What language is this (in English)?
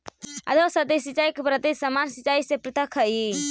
Magahi